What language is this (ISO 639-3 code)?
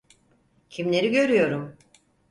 tur